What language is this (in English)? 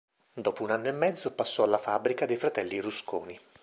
Italian